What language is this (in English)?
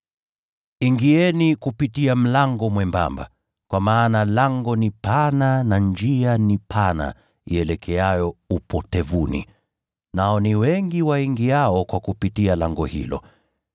Swahili